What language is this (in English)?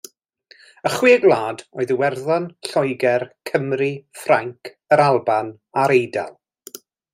Welsh